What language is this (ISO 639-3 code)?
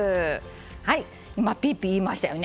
jpn